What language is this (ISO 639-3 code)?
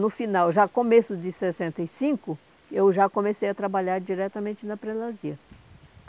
por